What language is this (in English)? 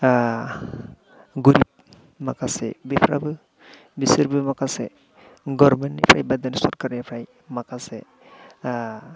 Bodo